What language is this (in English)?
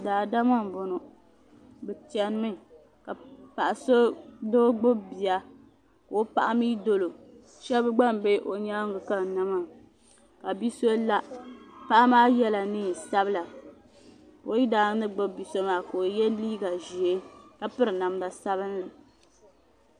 Dagbani